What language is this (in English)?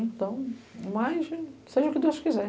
Portuguese